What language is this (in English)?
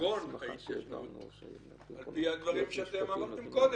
Hebrew